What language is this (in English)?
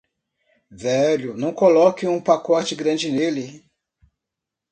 Portuguese